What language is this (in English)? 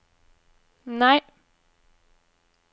Norwegian